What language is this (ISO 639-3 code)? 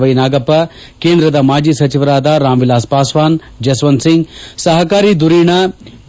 kan